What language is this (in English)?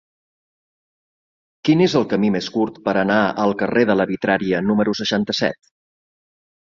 Catalan